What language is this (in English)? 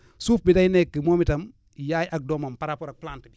Wolof